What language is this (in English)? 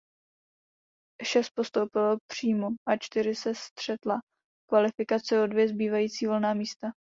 Czech